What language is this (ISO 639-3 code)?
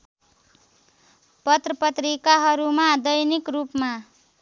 nep